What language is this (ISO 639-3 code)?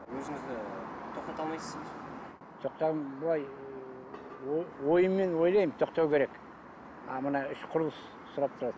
kaz